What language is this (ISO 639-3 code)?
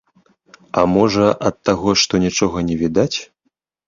bel